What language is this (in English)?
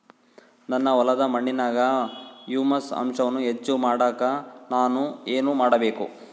Kannada